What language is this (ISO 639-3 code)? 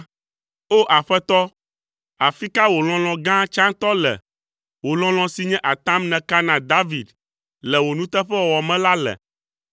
ewe